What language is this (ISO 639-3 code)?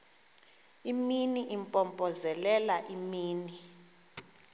xho